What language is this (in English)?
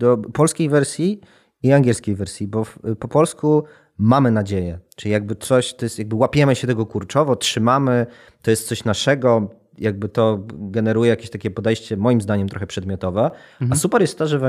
Polish